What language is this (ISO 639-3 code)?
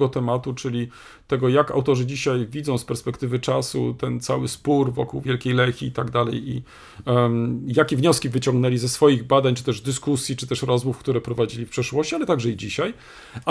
pol